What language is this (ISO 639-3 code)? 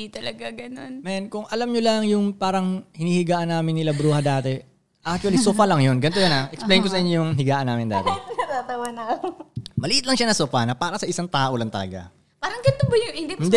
fil